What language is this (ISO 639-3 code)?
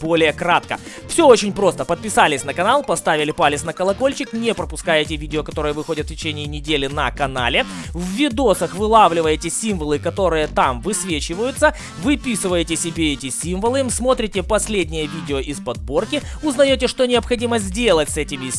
rus